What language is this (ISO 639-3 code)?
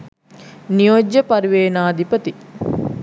sin